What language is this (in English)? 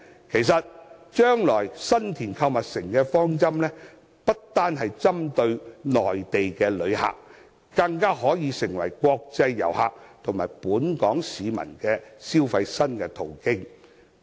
Cantonese